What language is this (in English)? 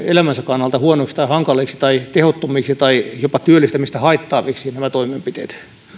Finnish